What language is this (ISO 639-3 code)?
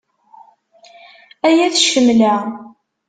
kab